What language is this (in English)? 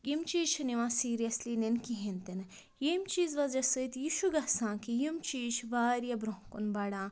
Kashmiri